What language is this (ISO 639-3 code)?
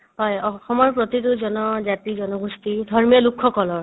asm